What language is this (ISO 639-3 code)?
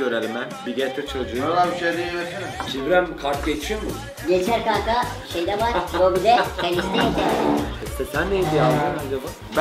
tur